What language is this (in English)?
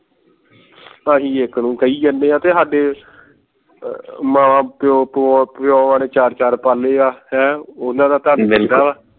Punjabi